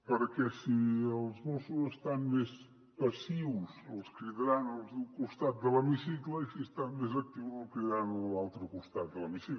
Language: Catalan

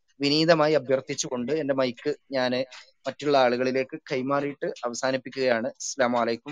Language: Malayalam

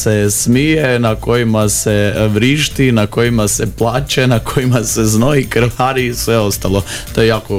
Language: Croatian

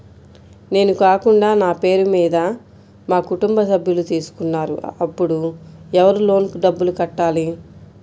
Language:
Telugu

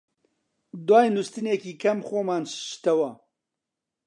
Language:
Central Kurdish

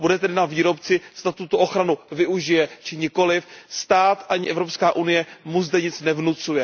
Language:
Czech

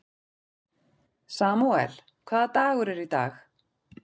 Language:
Icelandic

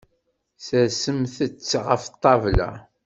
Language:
Kabyle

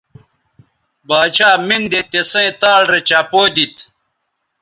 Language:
Bateri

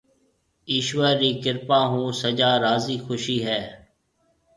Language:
Marwari (Pakistan)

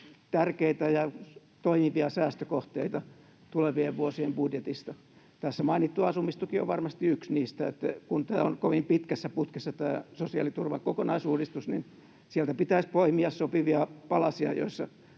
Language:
Finnish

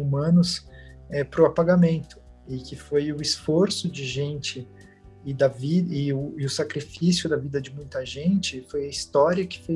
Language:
Portuguese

